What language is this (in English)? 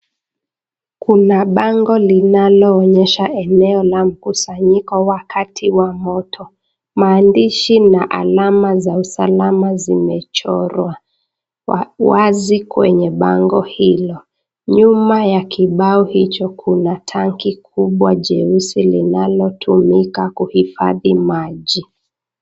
Swahili